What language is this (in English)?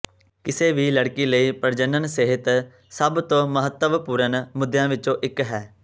Punjabi